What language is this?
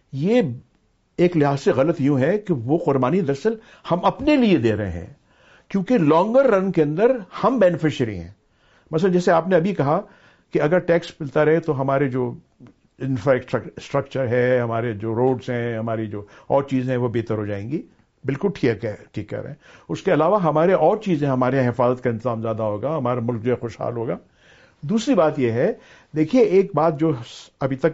Urdu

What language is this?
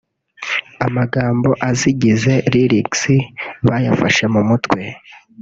Kinyarwanda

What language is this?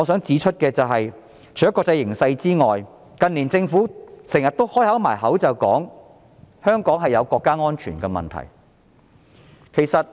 Cantonese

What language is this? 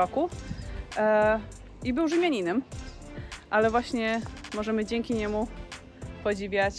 Polish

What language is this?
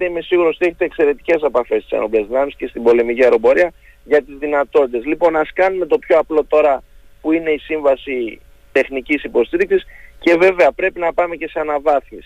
Greek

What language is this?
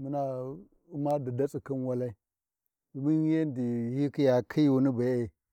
Warji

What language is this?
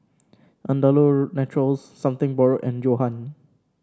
English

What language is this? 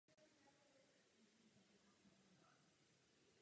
Czech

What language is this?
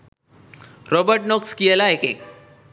Sinhala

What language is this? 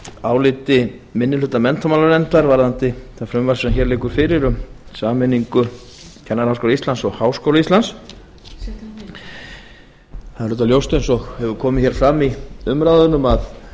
Icelandic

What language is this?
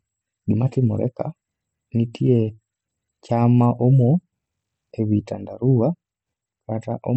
Luo (Kenya and Tanzania)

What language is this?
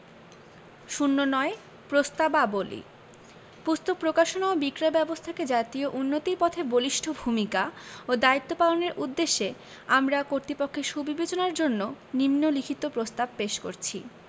Bangla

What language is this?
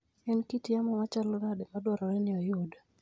Luo (Kenya and Tanzania)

